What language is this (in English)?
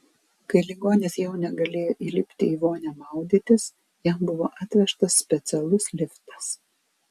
Lithuanian